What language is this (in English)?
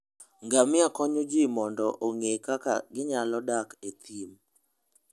Luo (Kenya and Tanzania)